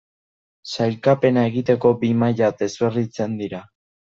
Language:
Basque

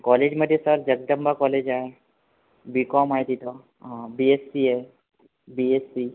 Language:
Marathi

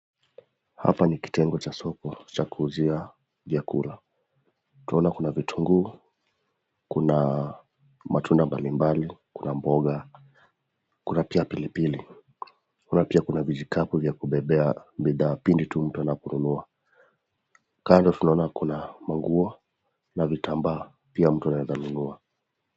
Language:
Swahili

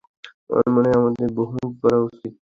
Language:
Bangla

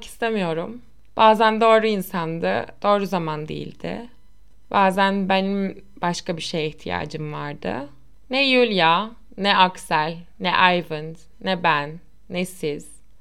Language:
Turkish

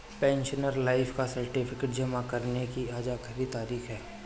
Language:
Hindi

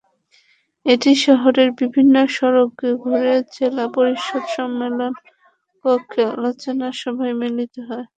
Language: Bangla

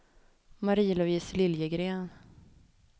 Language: Swedish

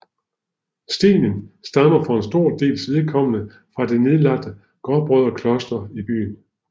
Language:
Danish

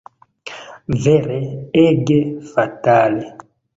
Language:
Esperanto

